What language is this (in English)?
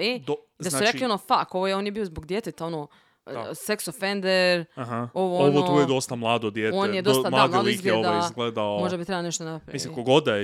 Croatian